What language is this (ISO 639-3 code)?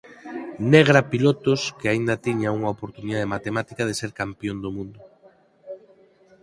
glg